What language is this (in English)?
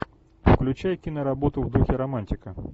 Russian